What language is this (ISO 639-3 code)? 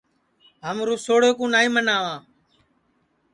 ssi